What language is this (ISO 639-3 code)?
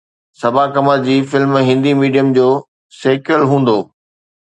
snd